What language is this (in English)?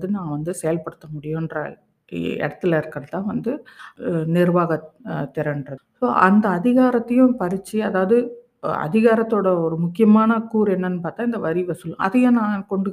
Tamil